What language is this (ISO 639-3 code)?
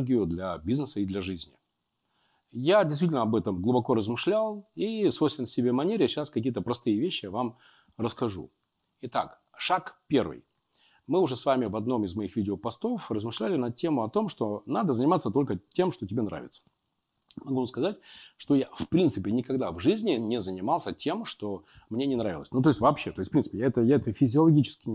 rus